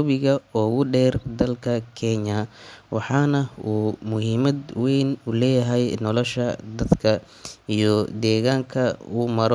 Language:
Somali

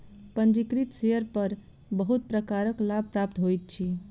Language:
Maithili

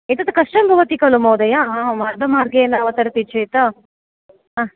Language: Sanskrit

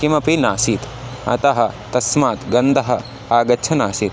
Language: Sanskrit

